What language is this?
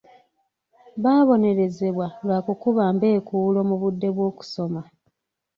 Ganda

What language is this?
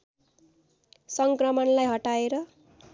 Nepali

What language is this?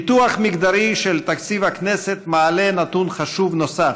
Hebrew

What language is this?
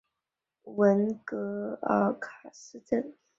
Chinese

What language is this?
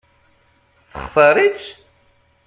Kabyle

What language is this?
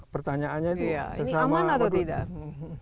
Indonesian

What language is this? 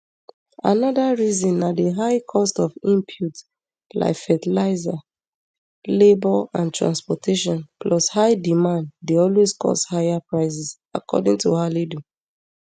Nigerian Pidgin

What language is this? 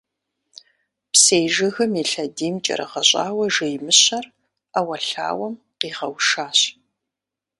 Kabardian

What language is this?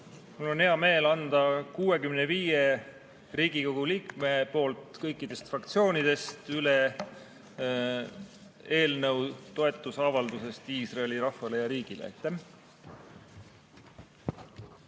Estonian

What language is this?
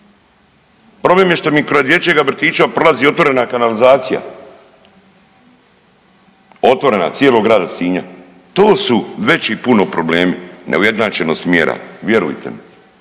Croatian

